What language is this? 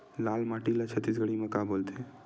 Chhattisgarhi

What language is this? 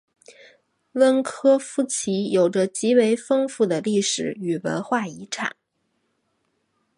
Chinese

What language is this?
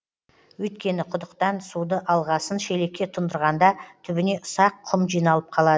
Kazakh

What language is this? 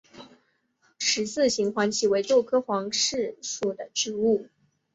Chinese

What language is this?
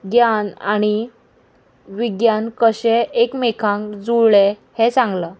Konkani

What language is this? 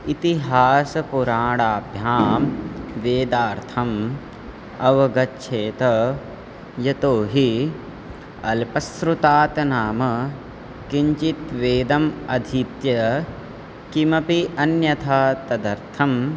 Sanskrit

